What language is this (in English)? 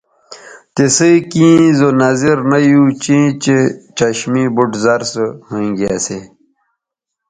Bateri